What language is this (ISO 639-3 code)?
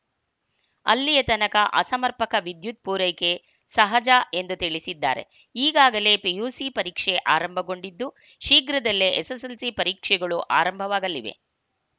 kan